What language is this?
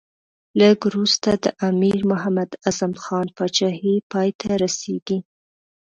Pashto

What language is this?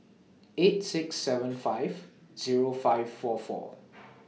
English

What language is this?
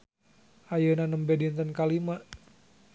Sundanese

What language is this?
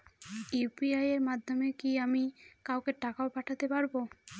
Bangla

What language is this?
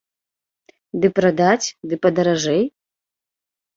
Belarusian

